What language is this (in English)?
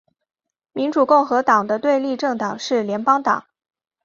Chinese